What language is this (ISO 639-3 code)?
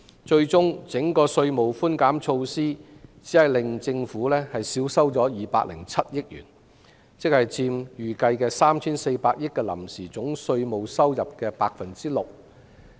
yue